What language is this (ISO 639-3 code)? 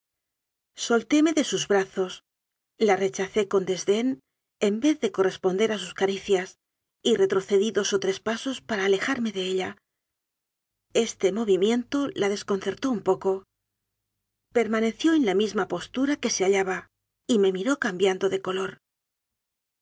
spa